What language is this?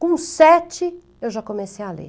Portuguese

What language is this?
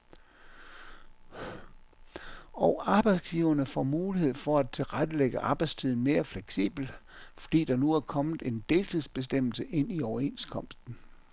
Danish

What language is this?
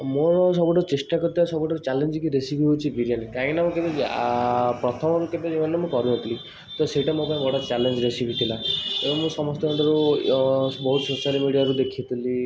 Odia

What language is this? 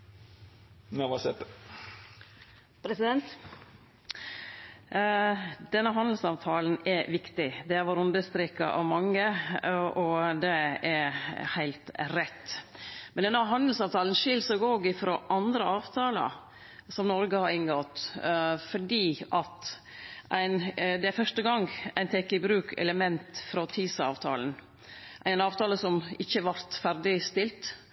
Norwegian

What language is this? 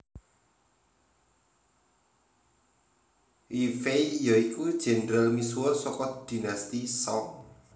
Javanese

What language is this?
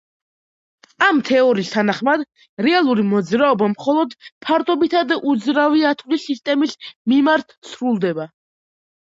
Georgian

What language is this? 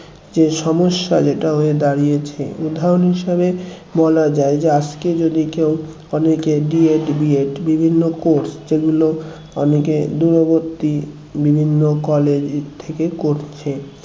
Bangla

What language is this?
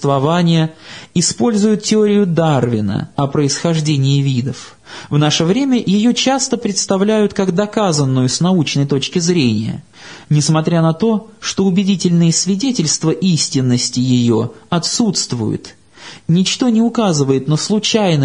Russian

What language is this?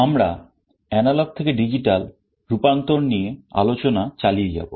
Bangla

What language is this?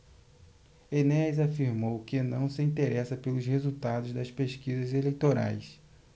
Portuguese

